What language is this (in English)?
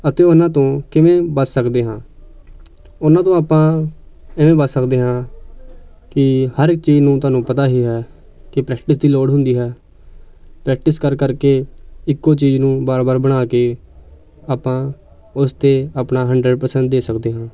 Punjabi